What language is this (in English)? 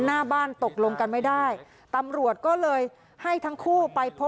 Thai